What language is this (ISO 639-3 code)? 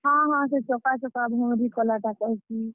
ori